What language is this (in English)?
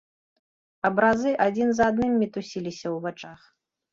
Belarusian